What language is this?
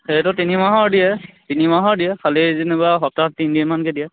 Assamese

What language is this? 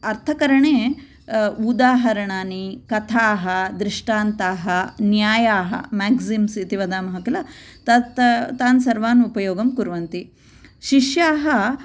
Sanskrit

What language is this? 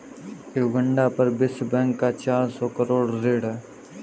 Hindi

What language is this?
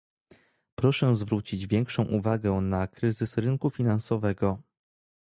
Polish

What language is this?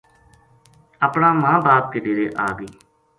Gujari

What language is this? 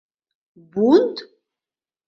Mari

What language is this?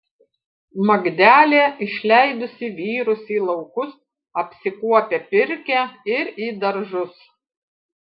Lithuanian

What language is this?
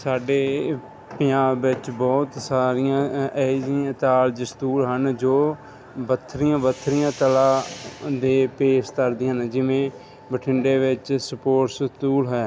Punjabi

